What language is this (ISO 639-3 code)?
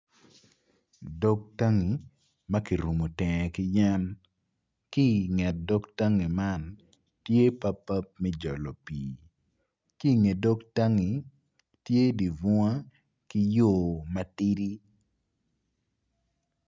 ach